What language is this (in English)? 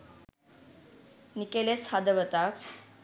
Sinhala